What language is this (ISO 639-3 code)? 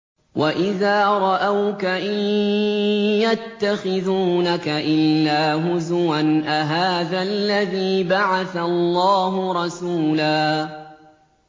ara